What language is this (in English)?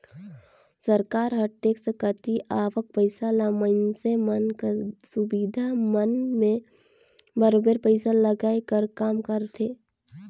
Chhattisgarhi